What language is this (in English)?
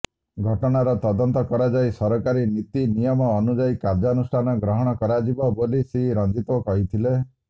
Odia